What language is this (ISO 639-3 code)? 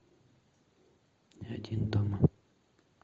rus